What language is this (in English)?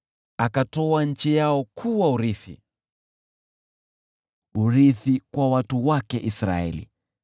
Swahili